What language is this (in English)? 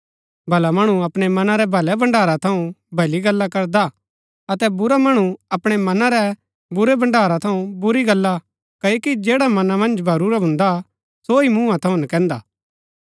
Gaddi